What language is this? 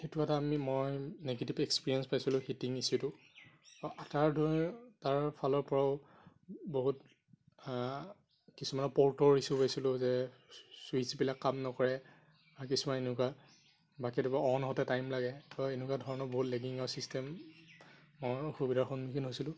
Assamese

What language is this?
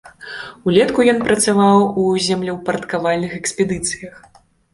Belarusian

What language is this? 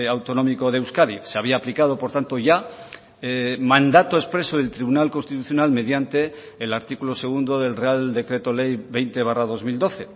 Spanish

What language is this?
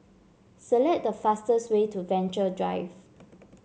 English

